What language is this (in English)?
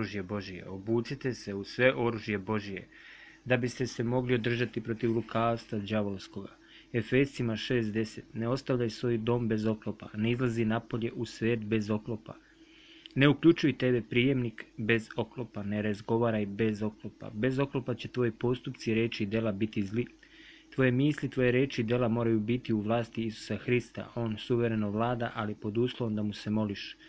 Croatian